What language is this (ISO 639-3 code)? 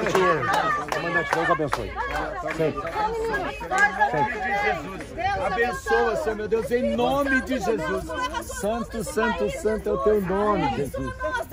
por